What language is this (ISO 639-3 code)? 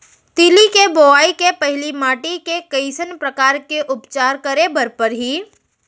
hne